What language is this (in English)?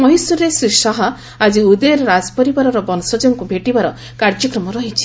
Odia